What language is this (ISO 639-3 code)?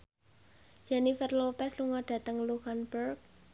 jav